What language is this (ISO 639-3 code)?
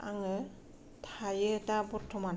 brx